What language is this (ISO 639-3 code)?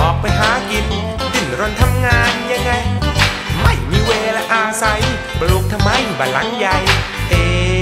tha